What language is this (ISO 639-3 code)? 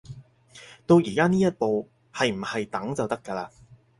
yue